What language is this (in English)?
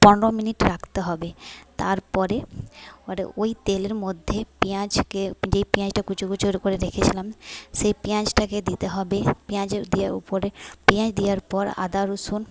Bangla